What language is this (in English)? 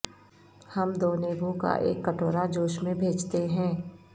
Urdu